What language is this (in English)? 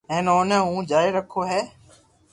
Loarki